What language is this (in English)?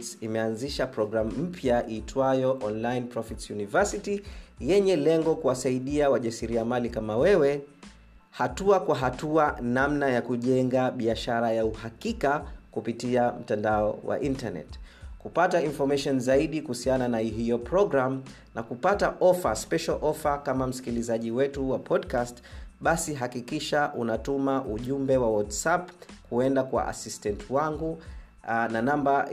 Swahili